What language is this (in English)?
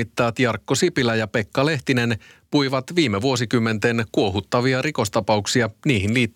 Finnish